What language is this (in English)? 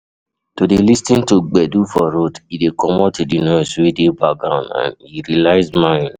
Nigerian Pidgin